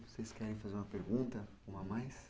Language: Portuguese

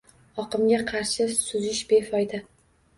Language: Uzbek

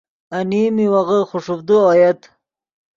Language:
Yidgha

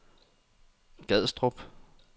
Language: Danish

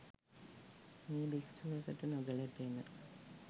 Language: Sinhala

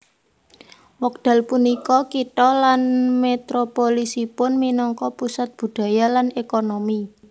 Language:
Javanese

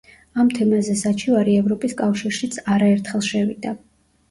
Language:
Georgian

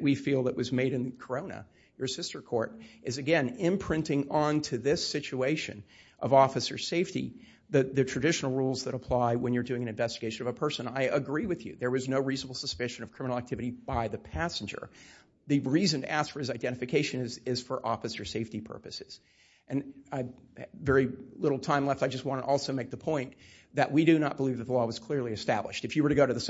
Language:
English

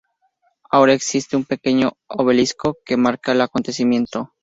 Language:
Spanish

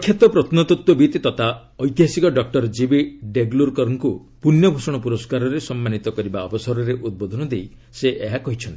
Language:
Odia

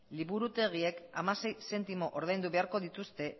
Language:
Basque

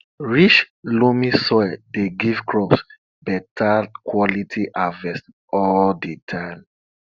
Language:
Nigerian Pidgin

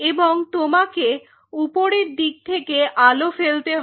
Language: Bangla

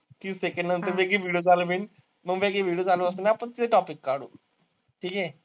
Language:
Marathi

